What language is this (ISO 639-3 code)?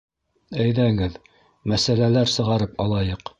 bak